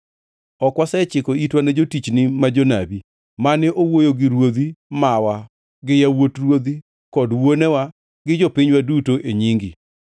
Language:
Luo (Kenya and Tanzania)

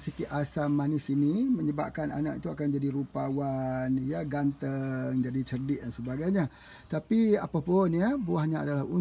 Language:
Malay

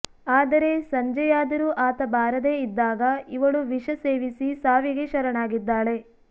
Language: Kannada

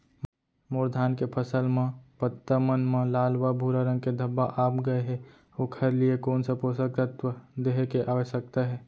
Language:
Chhattisgarhi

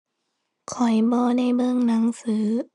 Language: Thai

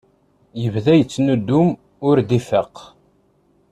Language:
Kabyle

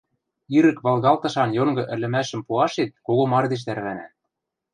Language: Western Mari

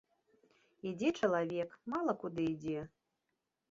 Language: Belarusian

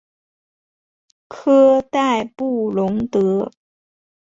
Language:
Chinese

